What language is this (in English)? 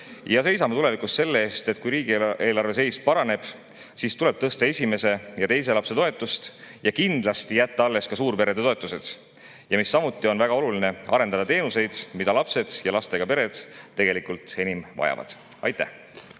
Estonian